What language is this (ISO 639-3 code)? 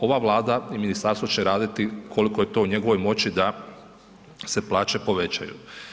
hrv